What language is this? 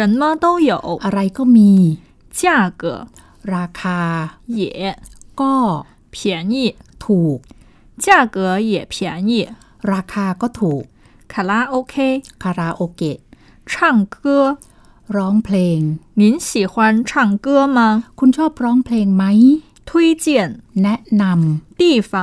Thai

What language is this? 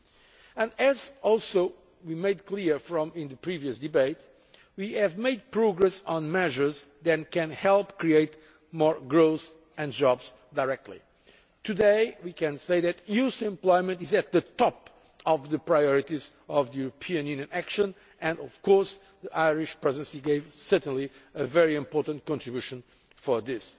English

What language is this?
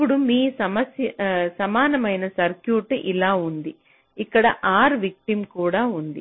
Telugu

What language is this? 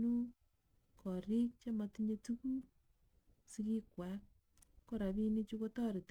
Kalenjin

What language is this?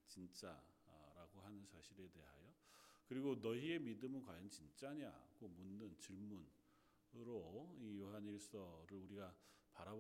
Korean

